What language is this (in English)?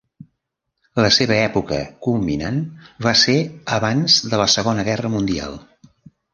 Catalan